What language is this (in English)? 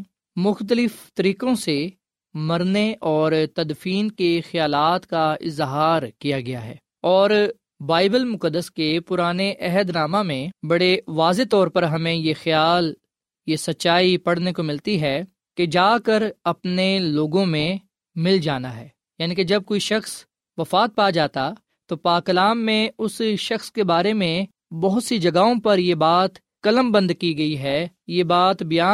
Urdu